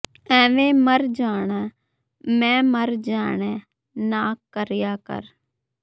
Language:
Punjabi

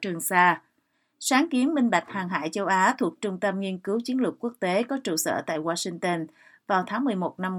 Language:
Vietnamese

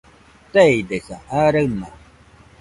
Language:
Nüpode Huitoto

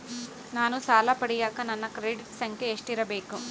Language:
Kannada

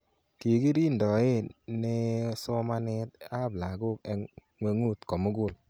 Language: Kalenjin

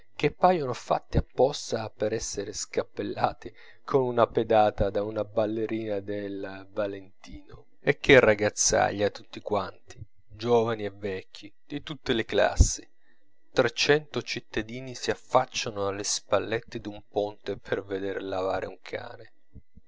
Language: Italian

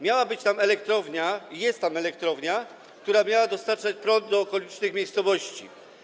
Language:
Polish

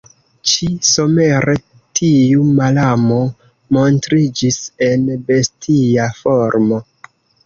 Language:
Esperanto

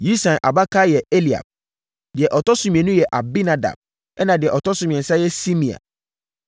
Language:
Akan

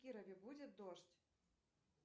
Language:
Russian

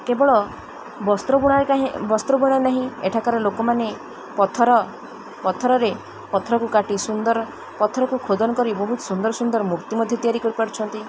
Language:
Odia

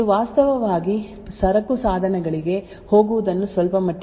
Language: Kannada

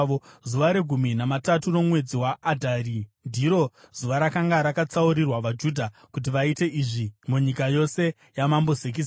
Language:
Shona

